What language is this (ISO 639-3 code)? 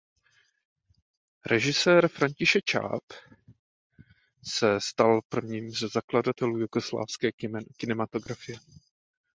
ces